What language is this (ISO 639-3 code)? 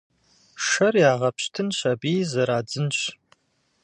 kbd